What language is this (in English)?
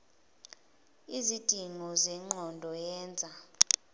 Zulu